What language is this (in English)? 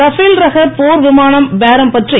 Tamil